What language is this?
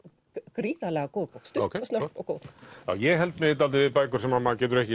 Icelandic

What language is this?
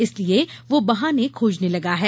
Hindi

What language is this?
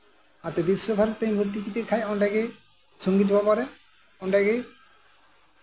Santali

